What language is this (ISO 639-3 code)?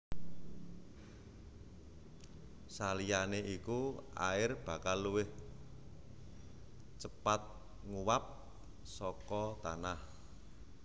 jav